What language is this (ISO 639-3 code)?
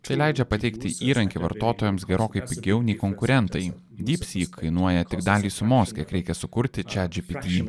lit